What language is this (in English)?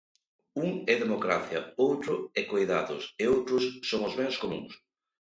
Galician